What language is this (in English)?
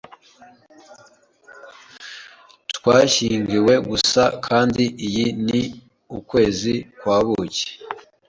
Kinyarwanda